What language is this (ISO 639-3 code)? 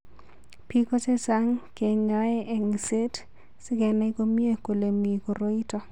kln